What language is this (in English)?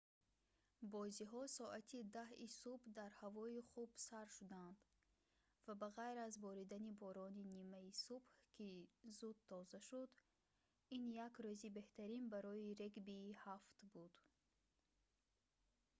Tajik